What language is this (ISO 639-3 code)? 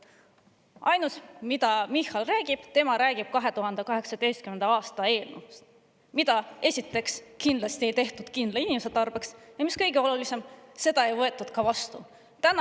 est